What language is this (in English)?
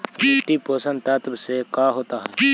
Magahi